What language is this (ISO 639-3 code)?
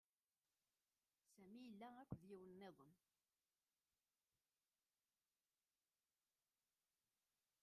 kab